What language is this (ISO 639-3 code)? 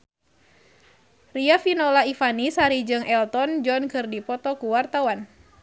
sun